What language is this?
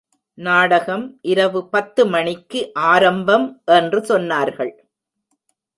Tamil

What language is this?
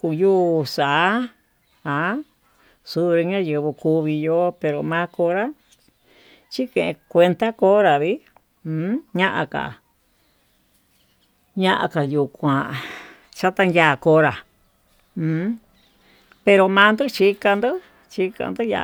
Tututepec Mixtec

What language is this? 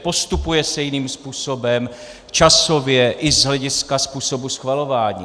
Czech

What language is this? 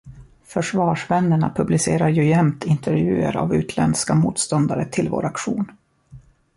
Swedish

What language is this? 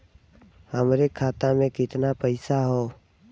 Bhojpuri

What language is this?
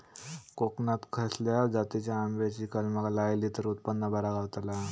Marathi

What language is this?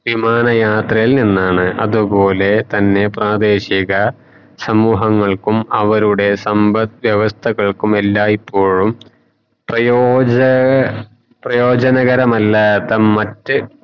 Malayalam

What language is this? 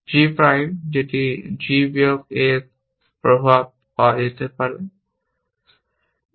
Bangla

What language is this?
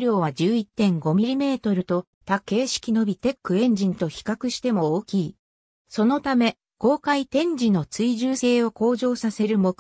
Japanese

